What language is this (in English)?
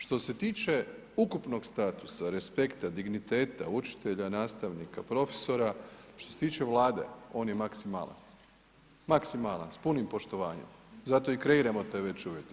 Croatian